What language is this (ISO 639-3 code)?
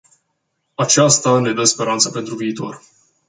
ron